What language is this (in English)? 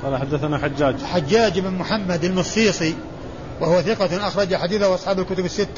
Arabic